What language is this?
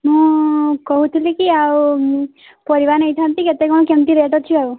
Odia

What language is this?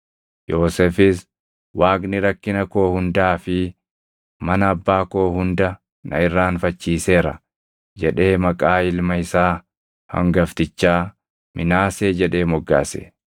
Oromo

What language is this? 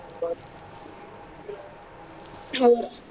Punjabi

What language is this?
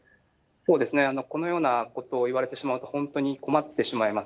Japanese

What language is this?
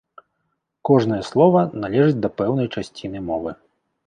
Belarusian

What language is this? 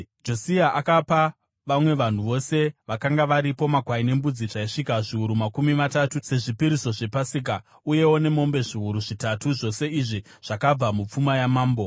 Shona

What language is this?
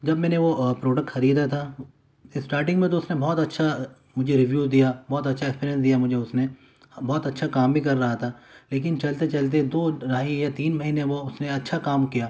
Urdu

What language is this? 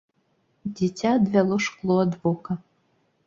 Belarusian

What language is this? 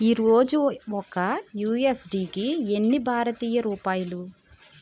Telugu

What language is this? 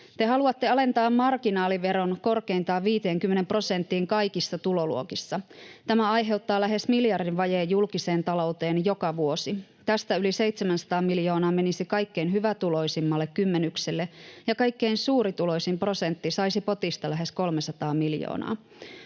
Finnish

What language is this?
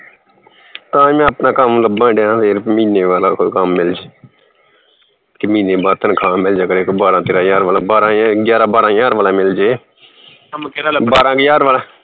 Punjabi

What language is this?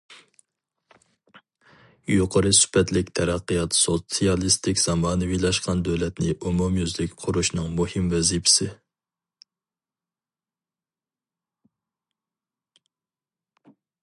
Uyghur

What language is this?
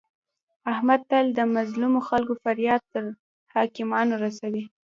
Pashto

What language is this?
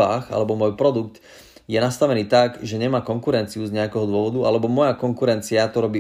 Slovak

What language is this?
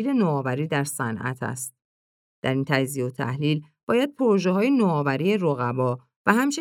Persian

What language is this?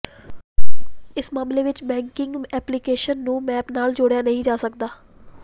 Punjabi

